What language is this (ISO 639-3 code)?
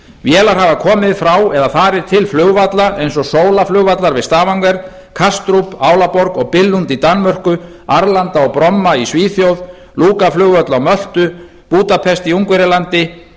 isl